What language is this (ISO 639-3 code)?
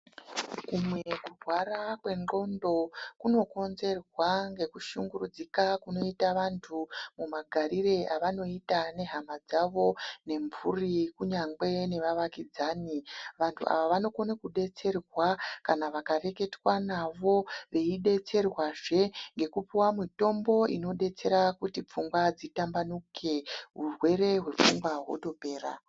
ndc